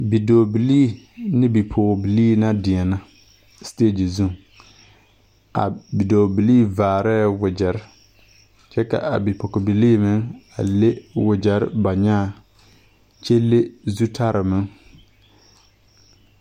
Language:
Southern Dagaare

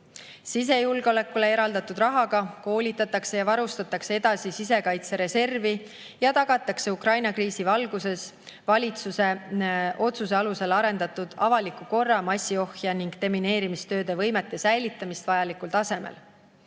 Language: Estonian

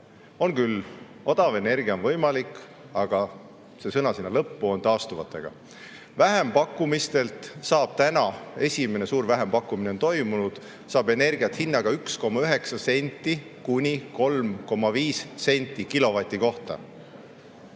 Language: Estonian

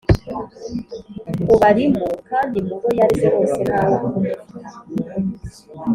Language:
Kinyarwanda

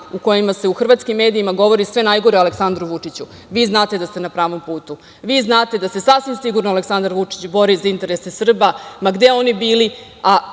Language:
Serbian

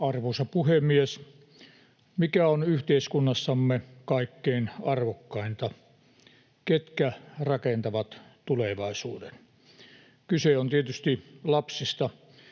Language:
Finnish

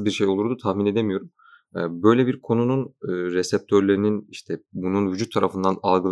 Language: Turkish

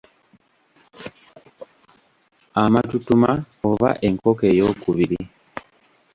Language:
Ganda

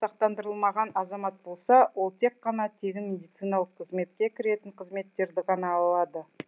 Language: Kazakh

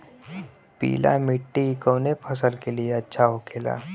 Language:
Bhojpuri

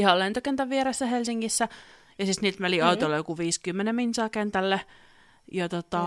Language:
Finnish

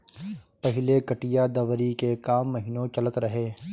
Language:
Bhojpuri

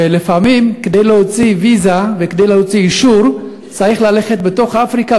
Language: Hebrew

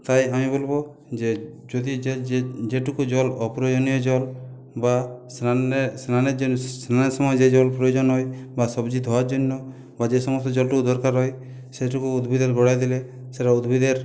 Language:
Bangla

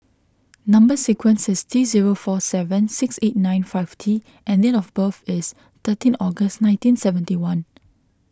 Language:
English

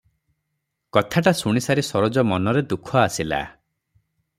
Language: Odia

